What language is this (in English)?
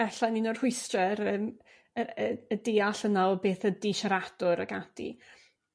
Welsh